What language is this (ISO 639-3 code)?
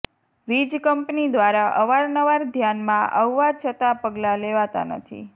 guj